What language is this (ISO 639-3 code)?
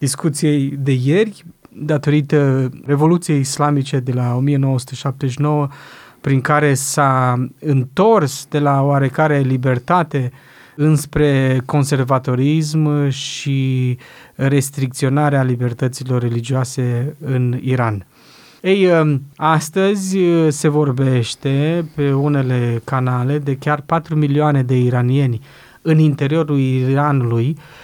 ron